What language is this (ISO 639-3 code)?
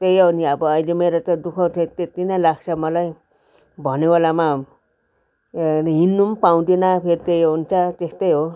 nep